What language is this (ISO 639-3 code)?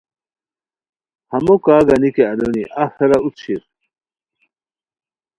khw